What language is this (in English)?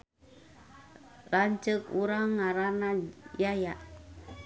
Sundanese